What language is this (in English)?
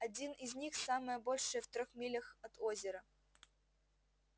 Russian